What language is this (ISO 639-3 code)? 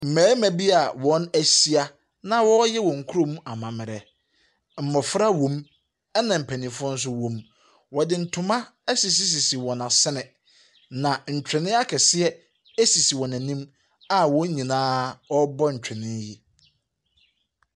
aka